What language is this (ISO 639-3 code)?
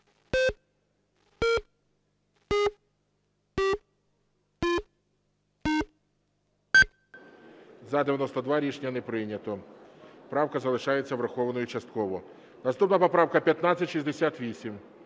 ukr